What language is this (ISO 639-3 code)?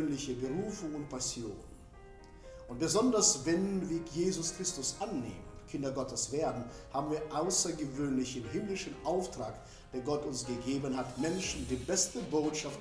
deu